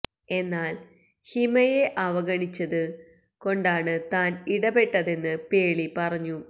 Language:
Malayalam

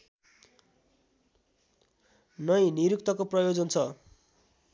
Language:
Nepali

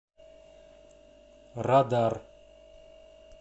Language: Russian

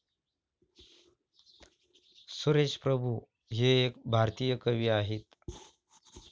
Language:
Marathi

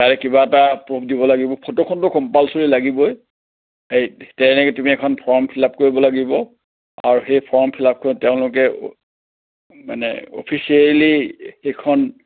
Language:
Assamese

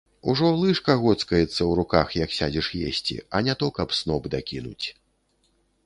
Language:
Belarusian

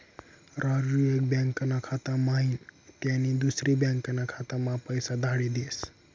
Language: Marathi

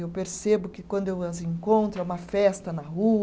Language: Portuguese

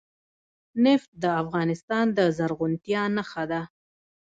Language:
Pashto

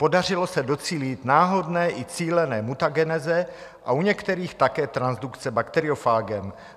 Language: Czech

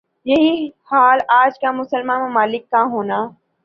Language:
Urdu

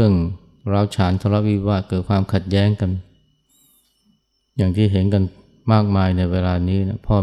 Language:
Thai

